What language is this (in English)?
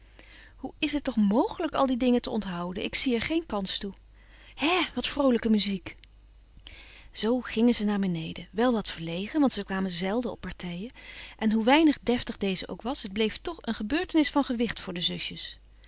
Dutch